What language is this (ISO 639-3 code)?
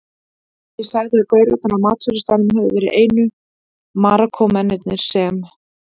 isl